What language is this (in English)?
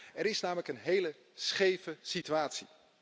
Dutch